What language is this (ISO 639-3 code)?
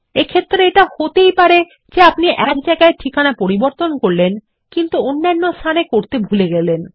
ben